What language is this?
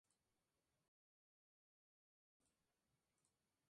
Spanish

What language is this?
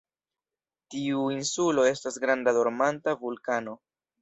Esperanto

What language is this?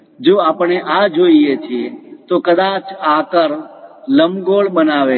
Gujarati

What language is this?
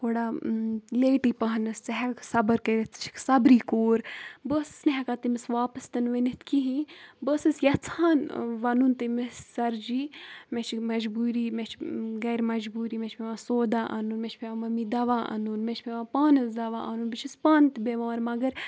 Kashmiri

